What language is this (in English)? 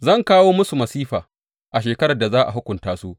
Hausa